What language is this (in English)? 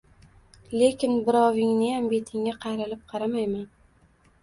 Uzbek